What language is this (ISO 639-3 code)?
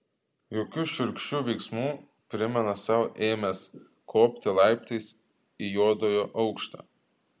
lit